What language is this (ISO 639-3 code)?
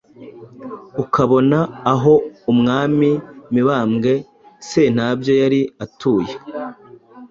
kin